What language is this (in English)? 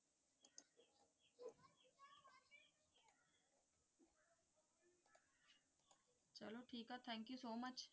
Punjabi